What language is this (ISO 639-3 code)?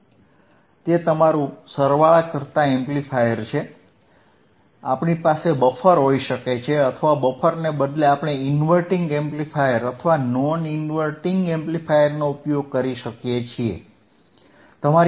guj